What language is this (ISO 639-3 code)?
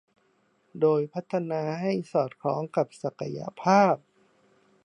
tha